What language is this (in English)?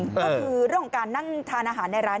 Thai